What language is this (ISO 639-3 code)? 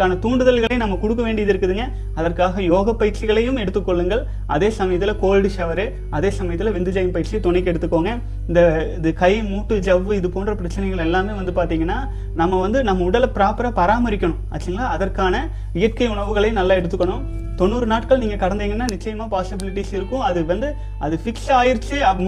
tam